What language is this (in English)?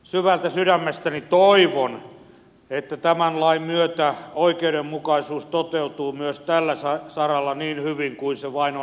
Finnish